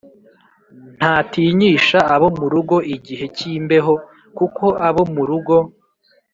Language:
Kinyarwanda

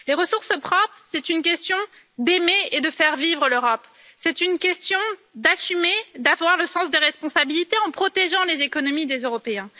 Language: French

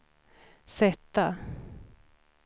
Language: Swedish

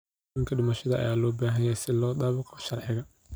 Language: Somali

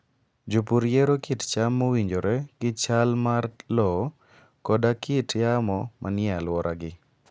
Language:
Luo (Kenya and Tanzania)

